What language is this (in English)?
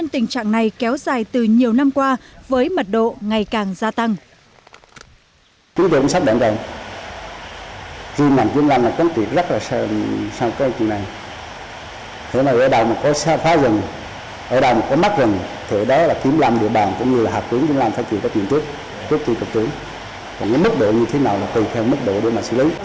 Vietnamese